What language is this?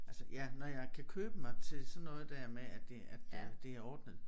Danish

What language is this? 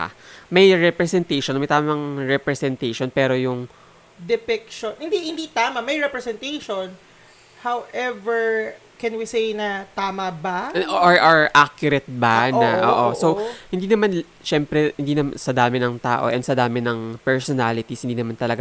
Filipino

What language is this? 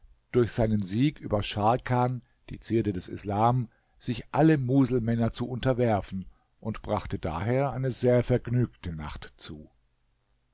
German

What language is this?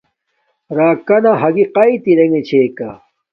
Domaaki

